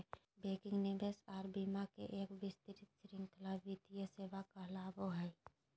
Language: Magahi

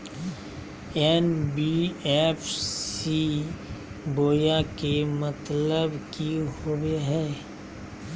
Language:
Magahi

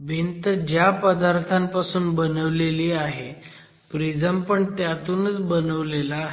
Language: Marathi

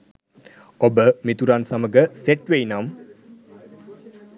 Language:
Sinhala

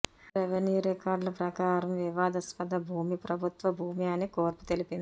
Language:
Telugu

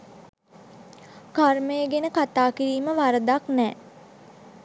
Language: Sinhala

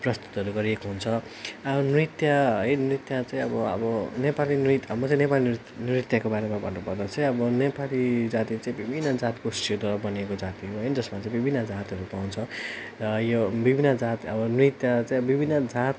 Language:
Nepali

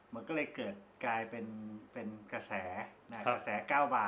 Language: Thai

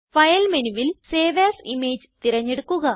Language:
Malayalam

